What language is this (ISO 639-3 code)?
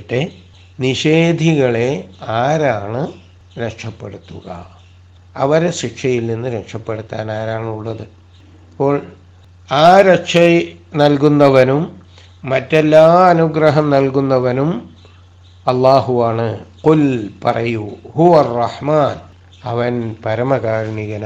mal